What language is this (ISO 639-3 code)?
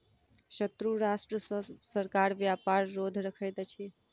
mai